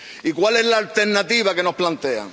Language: Spanish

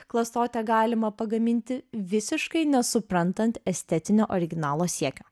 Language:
Lithuanian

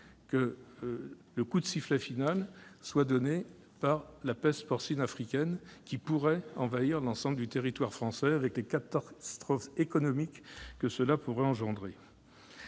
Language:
French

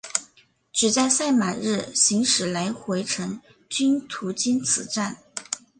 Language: Chinese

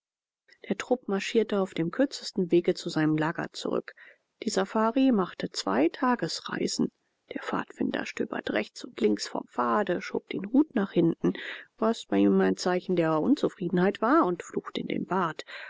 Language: German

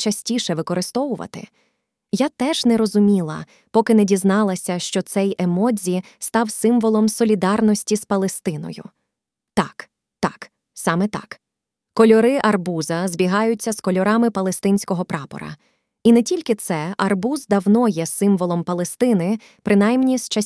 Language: Ukrainian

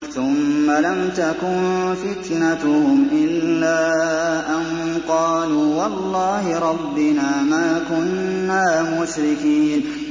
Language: Arabic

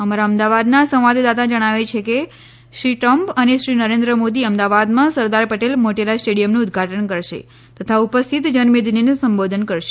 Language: Gujarati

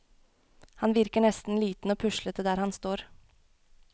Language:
Norwegian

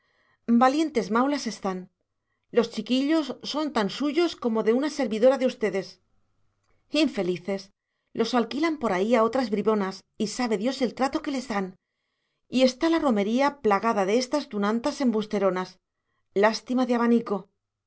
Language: Spanish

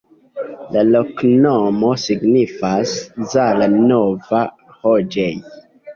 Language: Esperanto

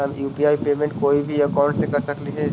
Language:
Magahi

